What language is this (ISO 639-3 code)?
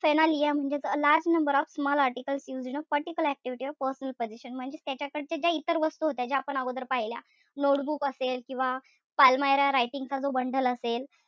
mar